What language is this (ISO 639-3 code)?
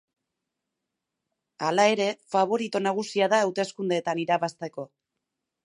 eus